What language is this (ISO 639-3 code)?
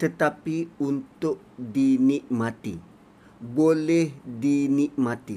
msa